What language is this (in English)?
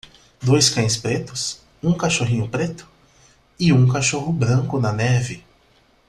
Portuguese